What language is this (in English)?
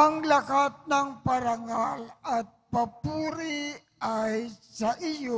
Filipino